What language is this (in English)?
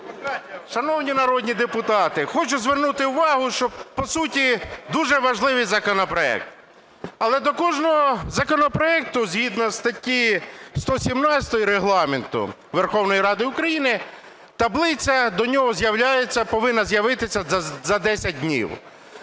Ukrainian